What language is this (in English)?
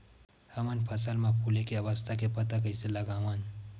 Chhattisgarhi